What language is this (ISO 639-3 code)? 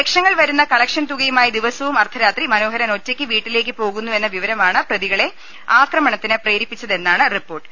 mal